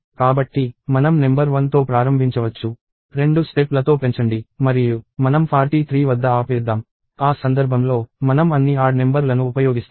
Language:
Telugu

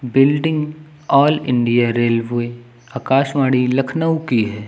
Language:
Hindi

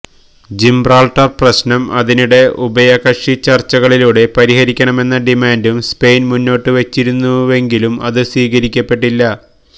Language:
Malayalam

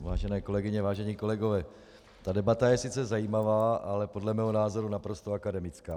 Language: Czech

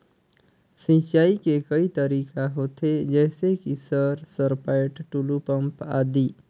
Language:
Chhattisgarhi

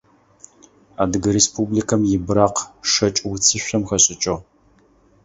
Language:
Adyghe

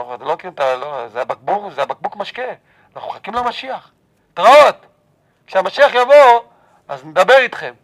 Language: Hebrew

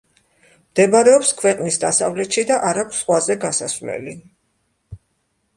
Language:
Georgian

